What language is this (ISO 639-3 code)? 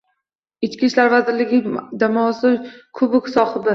uzb